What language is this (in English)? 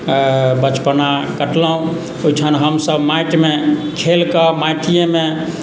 Maithili